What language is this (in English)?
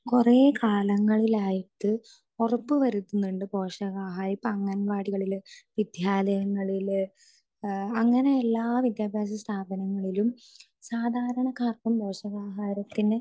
Malayalam